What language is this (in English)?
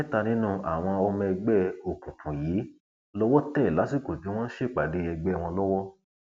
Yoruba